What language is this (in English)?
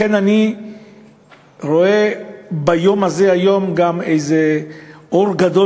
Hebrew